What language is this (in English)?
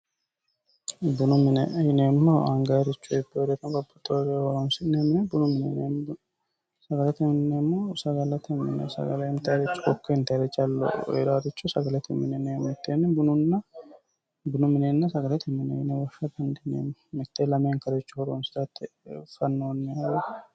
Sidamo